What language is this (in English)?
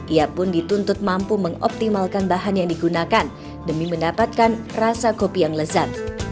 Indonesian